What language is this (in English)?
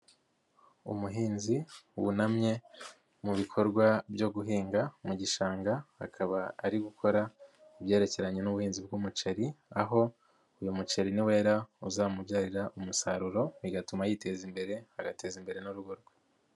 Kinyarwanda